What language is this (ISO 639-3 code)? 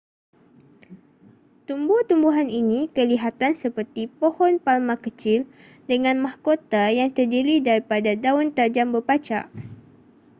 msa